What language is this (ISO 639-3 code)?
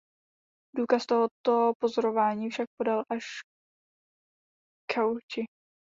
ces